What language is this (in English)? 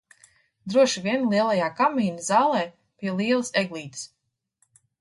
Latvian